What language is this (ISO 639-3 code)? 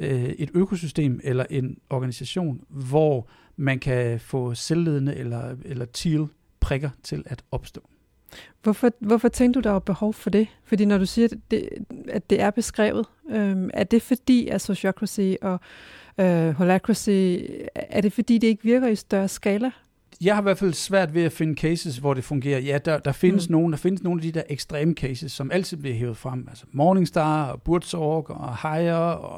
dan